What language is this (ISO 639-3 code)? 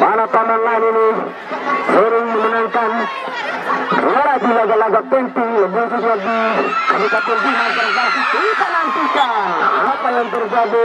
ind